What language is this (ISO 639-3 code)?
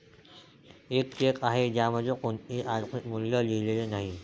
mar